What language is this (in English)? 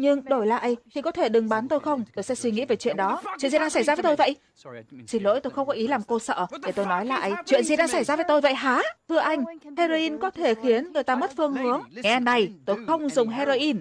Vietnamese